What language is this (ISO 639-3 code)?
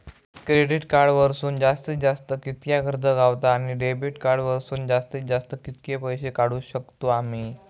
mar